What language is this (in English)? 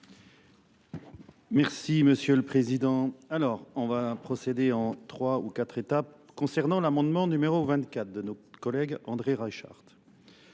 French